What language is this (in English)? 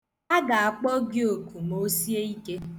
Igbo